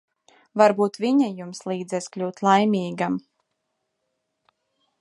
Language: Latvian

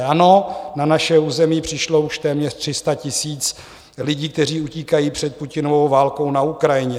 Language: Czech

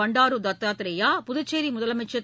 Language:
Tamil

